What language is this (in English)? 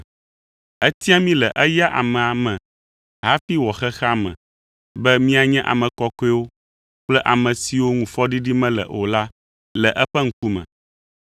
Ewe